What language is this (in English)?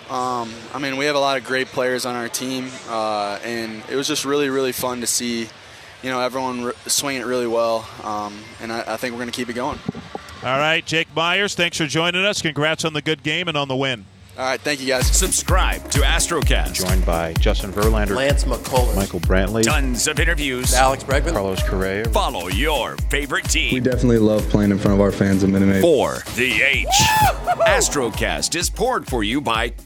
English